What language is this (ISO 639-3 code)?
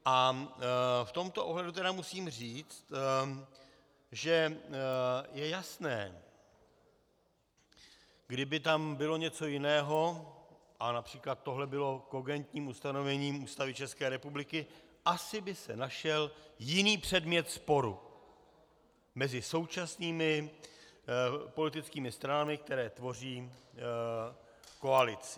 ces